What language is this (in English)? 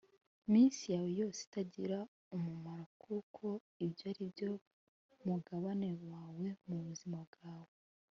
Kinyarwanda